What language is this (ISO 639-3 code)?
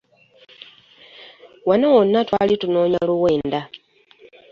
lug